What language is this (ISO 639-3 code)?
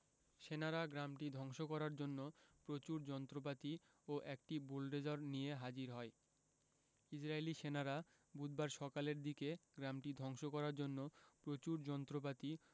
ben